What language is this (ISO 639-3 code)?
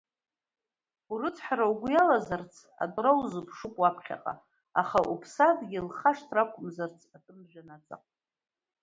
abk